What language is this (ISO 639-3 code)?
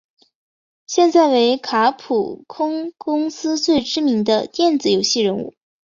zho